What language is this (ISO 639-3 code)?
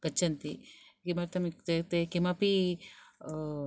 san